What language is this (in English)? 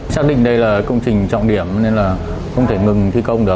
Vietnamese